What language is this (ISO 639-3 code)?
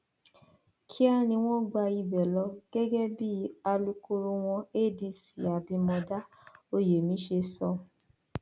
yor